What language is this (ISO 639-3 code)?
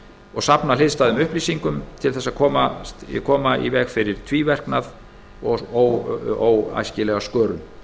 isl